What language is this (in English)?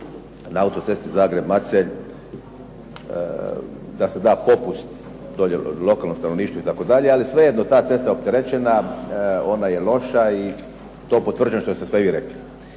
Croatian